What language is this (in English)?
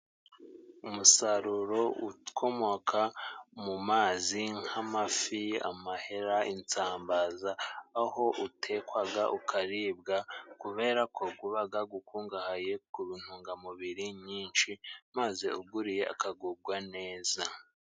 Kinyarwanda